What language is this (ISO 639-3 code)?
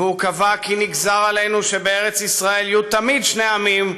heb